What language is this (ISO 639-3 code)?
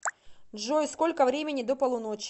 rus